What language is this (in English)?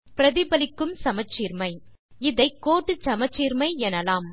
Tamil